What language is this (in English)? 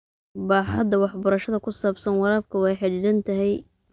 Somali